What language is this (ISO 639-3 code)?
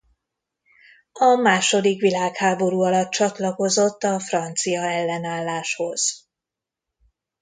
hun